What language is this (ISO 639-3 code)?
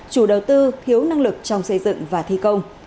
vie